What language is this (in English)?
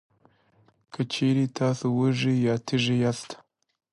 Pashto